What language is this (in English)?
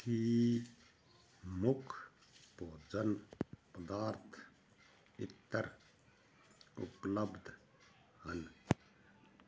Punjabi